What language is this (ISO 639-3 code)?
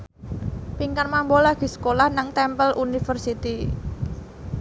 jav